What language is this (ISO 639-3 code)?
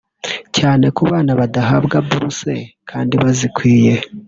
kin